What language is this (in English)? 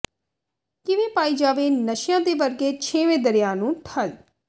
Punjabi